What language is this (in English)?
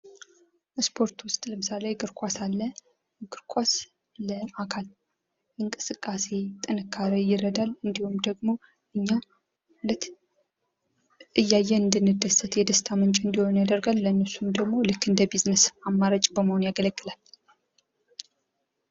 Amharic